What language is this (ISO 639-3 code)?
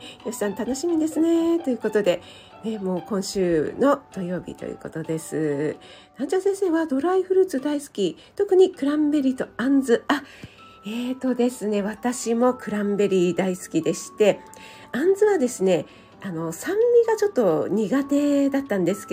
jpn